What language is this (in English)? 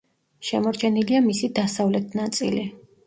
Georgian